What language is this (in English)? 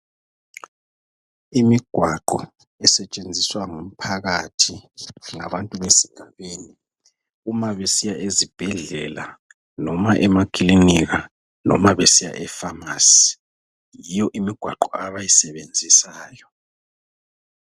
North Ndebele